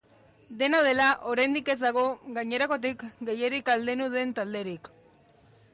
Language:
Basque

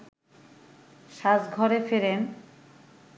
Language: Bangla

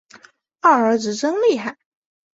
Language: Chinese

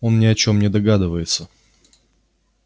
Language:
Russian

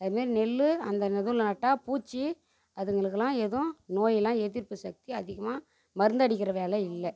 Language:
Tamil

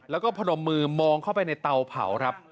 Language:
Thai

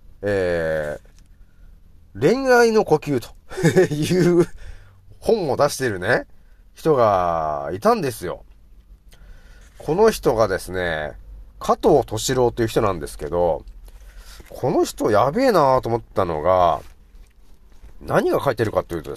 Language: Japanese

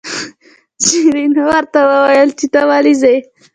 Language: Pashto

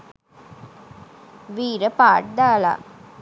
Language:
Sinhala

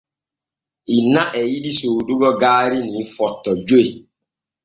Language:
Borgu Fulfulde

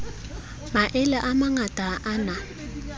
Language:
Southern Sotho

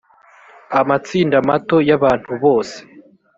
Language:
Kinyarwanda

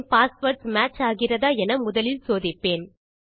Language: Tamil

